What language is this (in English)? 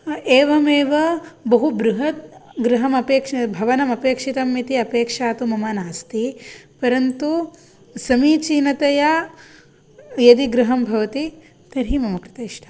Sanskrit